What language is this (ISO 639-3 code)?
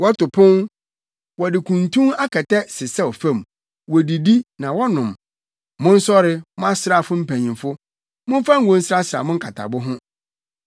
aka